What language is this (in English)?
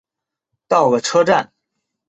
Chinese